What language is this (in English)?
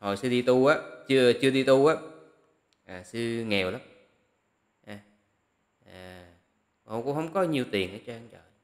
Vietnamese